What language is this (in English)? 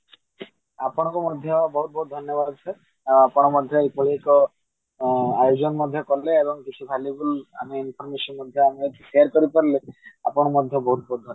Odia